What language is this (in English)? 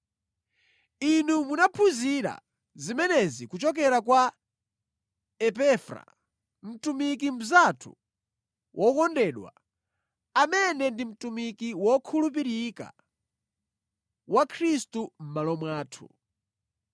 Nyanja